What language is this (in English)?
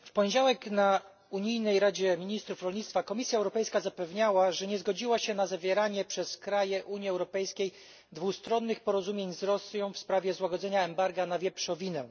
Polish